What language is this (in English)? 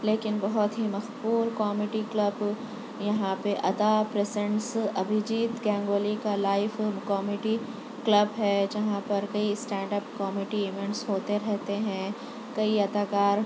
Urdu